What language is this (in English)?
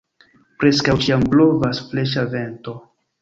Esperanto